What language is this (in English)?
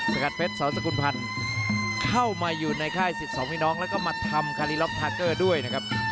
Thai